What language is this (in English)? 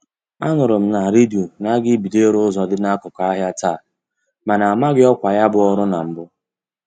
Igbo